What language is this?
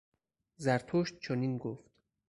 Persian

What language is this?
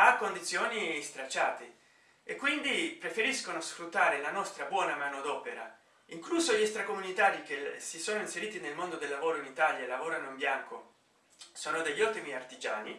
Italian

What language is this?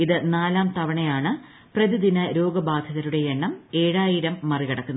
Malayalam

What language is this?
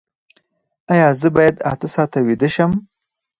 Pashto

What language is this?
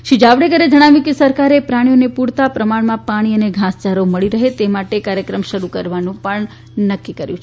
Gujarati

